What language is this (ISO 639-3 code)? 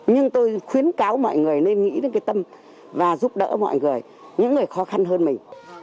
vie